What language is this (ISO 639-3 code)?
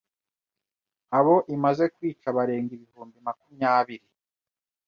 kin